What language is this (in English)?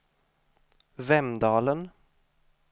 Swedish